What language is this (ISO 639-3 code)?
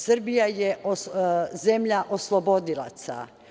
srp